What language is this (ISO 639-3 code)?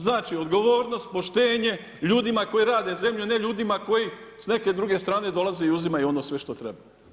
hrv